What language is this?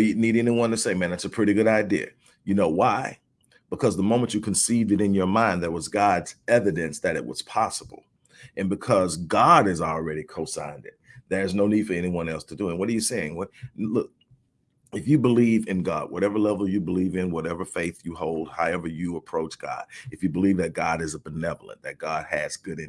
English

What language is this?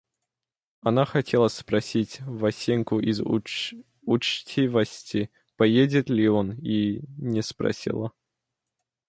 Russian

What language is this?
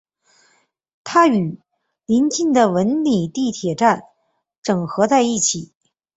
Chinese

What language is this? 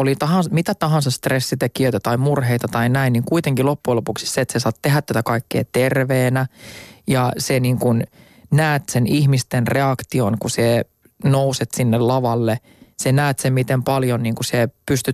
Finnish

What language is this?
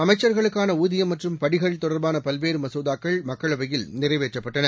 Tamil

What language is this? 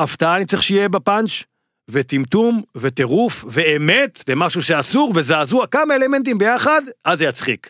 Hebrew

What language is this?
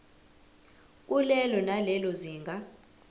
Zulu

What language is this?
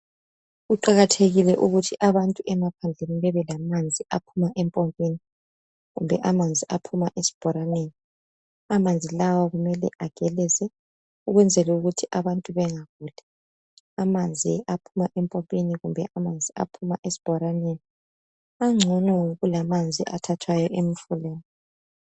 North Ndebele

